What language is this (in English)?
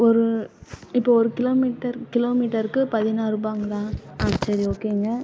Tamil